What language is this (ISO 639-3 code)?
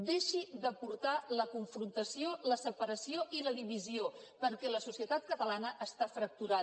cat